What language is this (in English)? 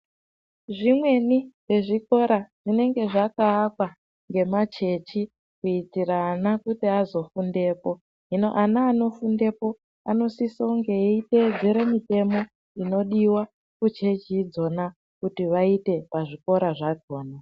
Ndau